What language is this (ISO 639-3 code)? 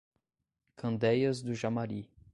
por